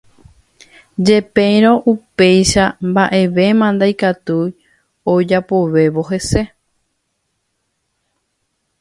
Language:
Guarani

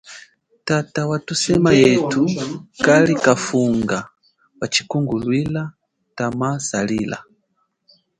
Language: Chokwe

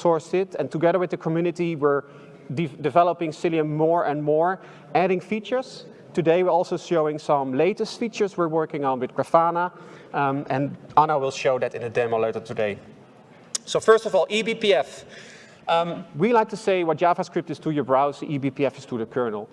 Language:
English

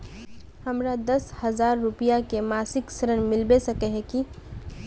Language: Magahi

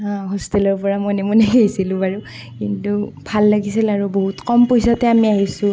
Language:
Assamese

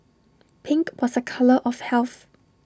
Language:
English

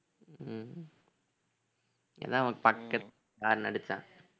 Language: Tamil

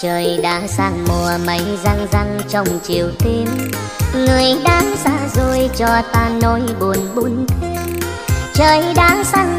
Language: Vietnamese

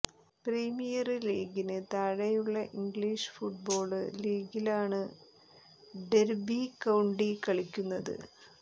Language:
Malayalam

